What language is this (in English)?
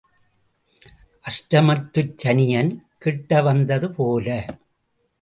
Tamil